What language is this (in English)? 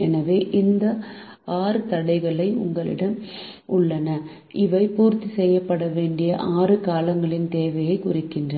Tamil